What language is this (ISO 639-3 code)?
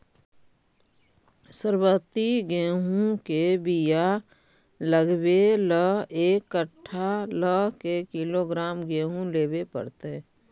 mag